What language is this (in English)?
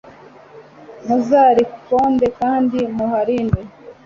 Kinyarwanda